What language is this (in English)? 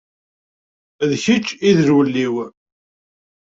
Kabyle